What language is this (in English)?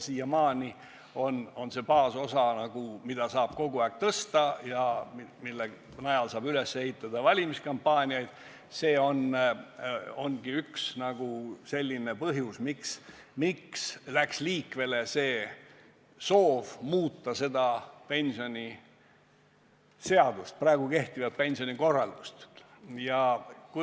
Estonian